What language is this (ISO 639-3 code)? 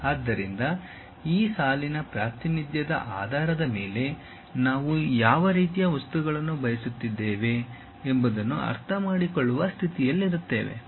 kan